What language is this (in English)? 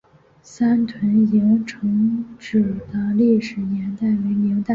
Chinese